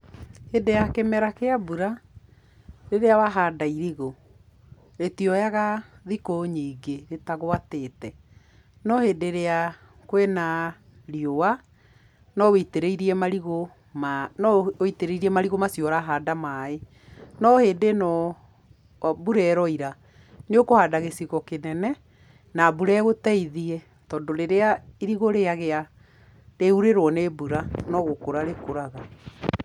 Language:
Kikuyu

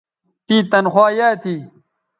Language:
Bateri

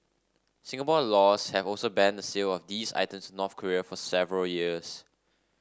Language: English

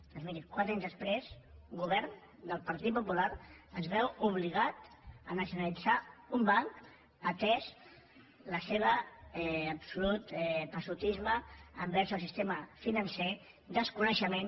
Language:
Catalan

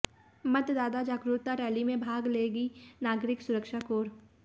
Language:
Hindi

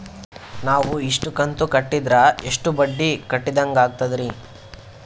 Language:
Kannada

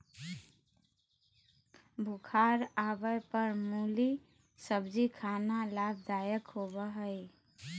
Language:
Magahi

